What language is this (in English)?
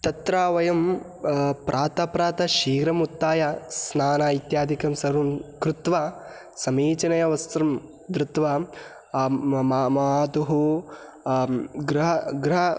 Sanskrit